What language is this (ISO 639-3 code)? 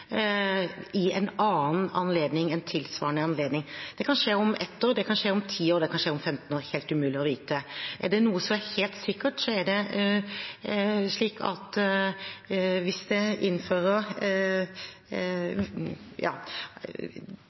nob